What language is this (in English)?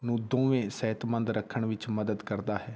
Punjabi